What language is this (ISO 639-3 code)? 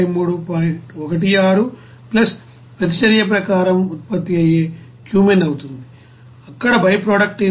tel